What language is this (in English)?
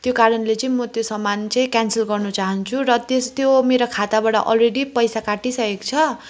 Nepali